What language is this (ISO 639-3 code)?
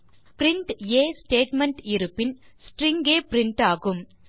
tam